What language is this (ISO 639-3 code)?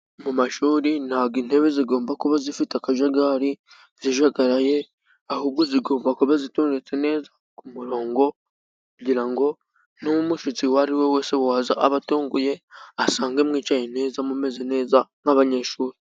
kin